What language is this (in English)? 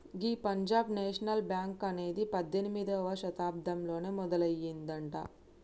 Telugu